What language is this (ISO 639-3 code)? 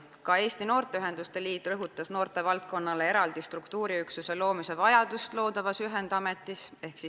est